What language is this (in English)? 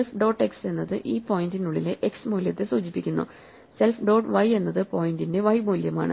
Malayalam